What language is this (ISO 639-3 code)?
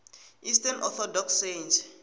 tso